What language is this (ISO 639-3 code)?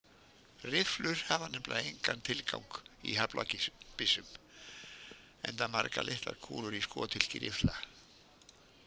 isl